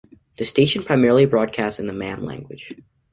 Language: English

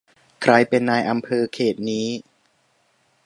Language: Thai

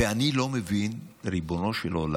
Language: Hebrew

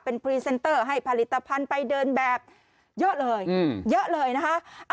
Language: Thai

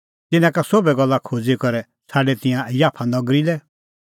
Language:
Kullu Pahari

